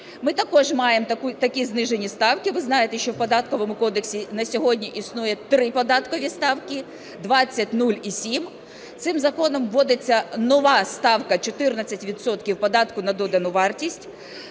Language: Ukrainian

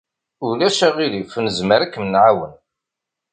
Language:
Kabyle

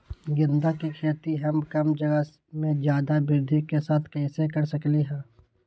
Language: Magahi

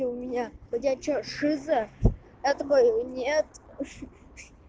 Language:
Russian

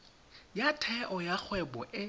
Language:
Tswana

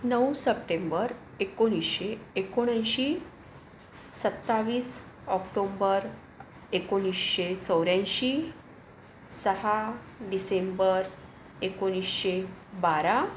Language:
Marathi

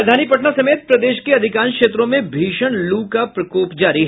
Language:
Hindi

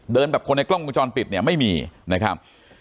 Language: Thai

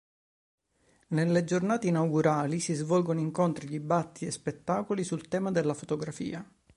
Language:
Italian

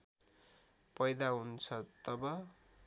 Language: Nepali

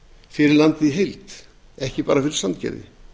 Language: Icelandic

